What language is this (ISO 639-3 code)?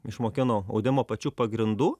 lit